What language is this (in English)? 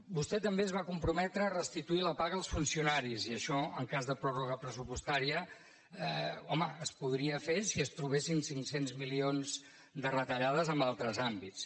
Catalan